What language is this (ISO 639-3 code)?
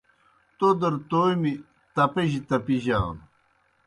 plk